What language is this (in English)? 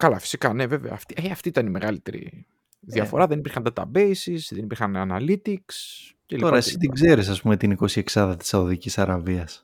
Greek